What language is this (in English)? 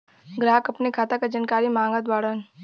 Bhojpuri